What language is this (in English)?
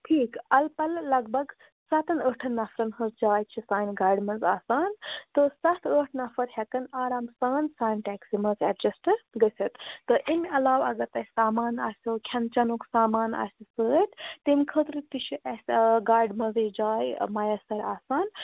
Kashmiri